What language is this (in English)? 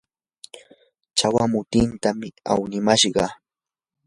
Yanahuanca Pasco Quechua